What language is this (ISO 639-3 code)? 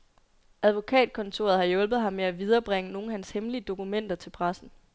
dan